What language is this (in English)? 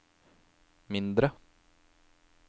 Norwegian